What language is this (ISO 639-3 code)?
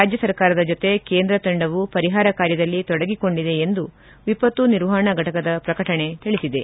kan